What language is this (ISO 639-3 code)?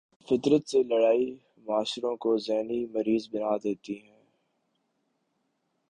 urd